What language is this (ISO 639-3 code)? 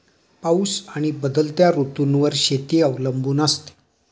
mar